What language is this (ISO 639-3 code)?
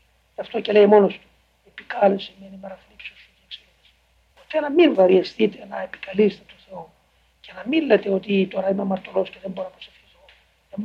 ell